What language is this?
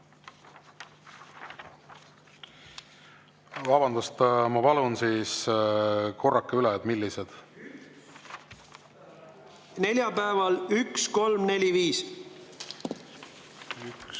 Estonian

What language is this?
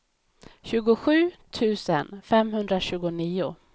Swedish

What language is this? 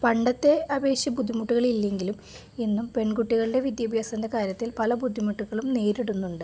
Malayalam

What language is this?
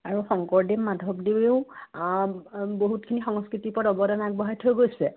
Assamese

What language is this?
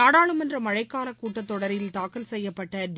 Tamil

